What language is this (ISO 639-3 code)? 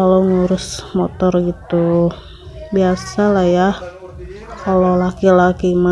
ind